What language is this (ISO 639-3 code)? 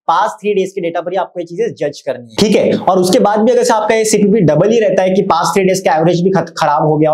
hin